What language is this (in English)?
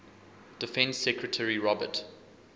English